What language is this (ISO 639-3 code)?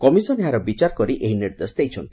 ori